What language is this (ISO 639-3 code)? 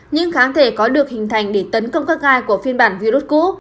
vie